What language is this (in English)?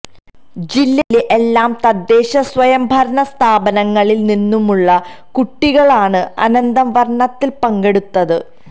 Malayalam